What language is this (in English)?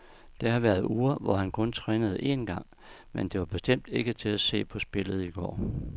Danish